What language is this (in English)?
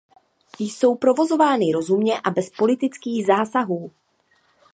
Czech